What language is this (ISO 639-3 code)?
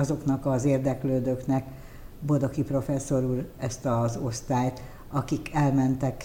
hun